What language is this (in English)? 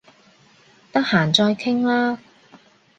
Cantonese